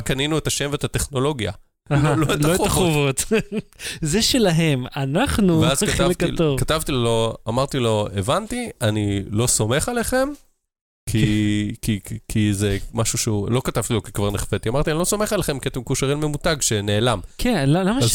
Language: Hebrew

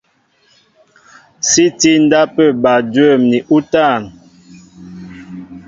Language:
Mbo (Cameroon)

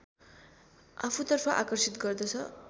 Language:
Nepali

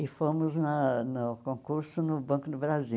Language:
Portuguese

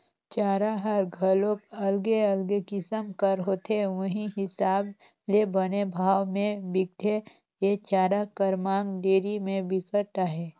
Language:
Chhattisgarhi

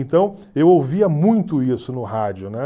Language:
Portuguese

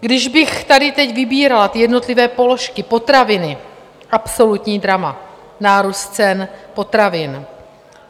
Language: Czech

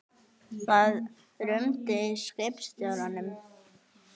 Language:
Icelandic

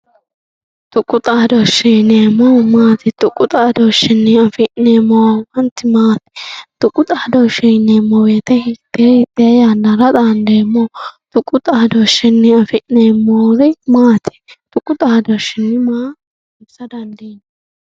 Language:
Sidamo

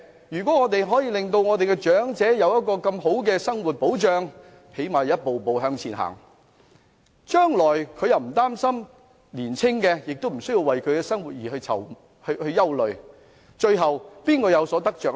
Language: Cantonese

